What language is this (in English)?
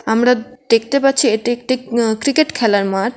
Bangla